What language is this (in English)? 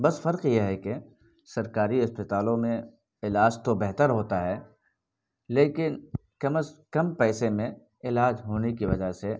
Urdu